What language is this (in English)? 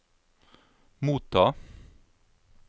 Norwegian